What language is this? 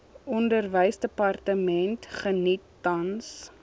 Afrikaans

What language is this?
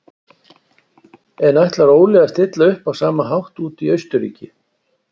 Icelandic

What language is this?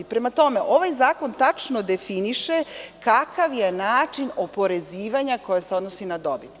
Serbian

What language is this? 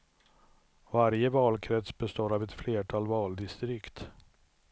Swedish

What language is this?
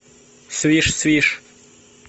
Russian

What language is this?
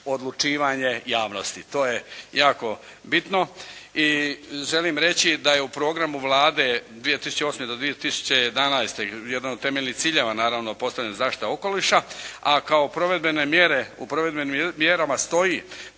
Croatian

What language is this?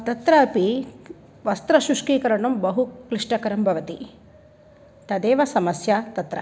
Sanskrit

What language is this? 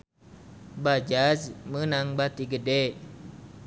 Sundanese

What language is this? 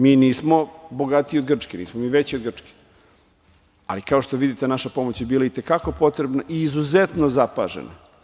Serbian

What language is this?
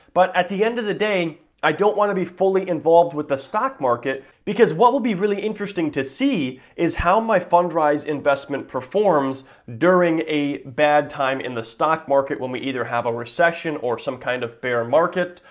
English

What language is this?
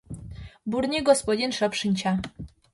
Mari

